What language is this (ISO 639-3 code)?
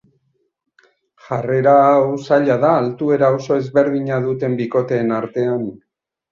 eus